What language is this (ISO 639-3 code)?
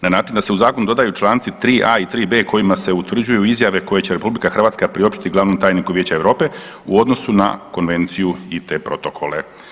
hrv